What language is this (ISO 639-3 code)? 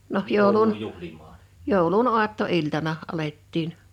fin